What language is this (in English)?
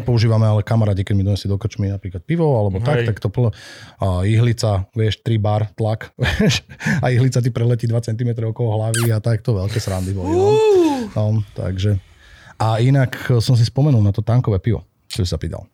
Slovak